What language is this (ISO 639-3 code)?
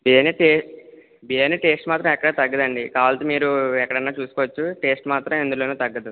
tel